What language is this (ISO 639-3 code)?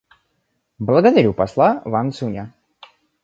rus